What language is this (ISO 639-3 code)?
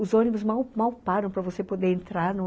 por